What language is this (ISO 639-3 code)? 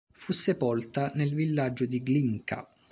ita